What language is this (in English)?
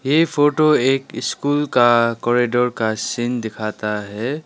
Hindi